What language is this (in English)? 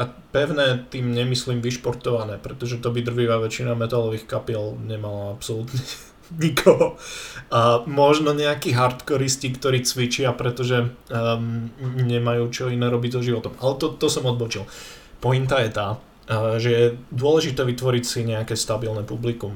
Slovak